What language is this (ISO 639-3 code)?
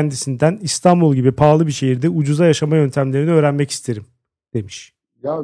tur